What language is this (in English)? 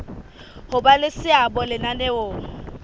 Southern Sotho